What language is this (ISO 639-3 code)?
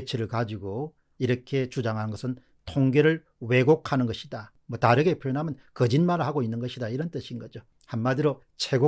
kor